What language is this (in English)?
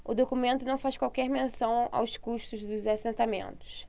Portuguese